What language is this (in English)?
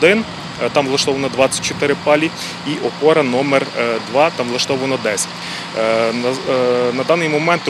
Ukrainian